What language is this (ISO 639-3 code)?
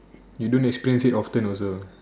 eng